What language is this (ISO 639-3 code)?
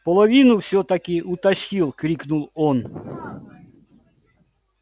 rus